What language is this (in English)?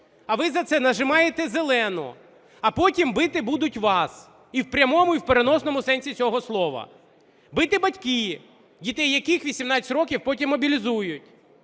Ukrainian